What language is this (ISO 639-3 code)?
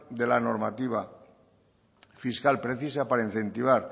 spa